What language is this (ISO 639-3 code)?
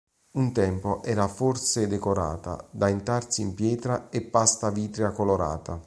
ita